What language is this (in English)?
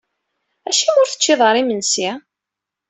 Kabyle